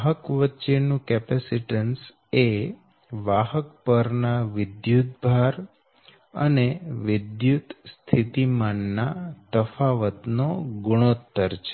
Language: Gujarati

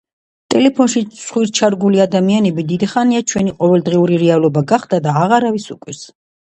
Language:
Georgian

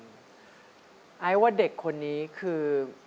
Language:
Thai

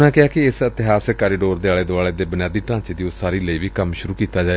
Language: Punjabi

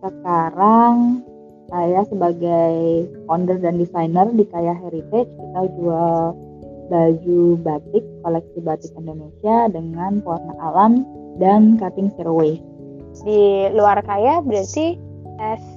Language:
Indonesian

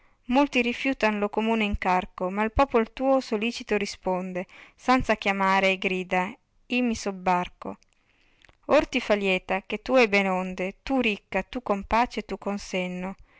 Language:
Italian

